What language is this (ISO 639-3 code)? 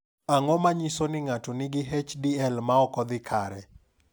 luo